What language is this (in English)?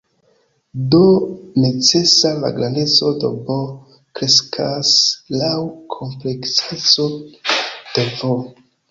Esperanto